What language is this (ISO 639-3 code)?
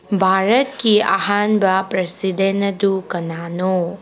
mni